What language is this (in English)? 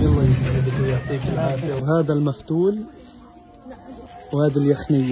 Arabic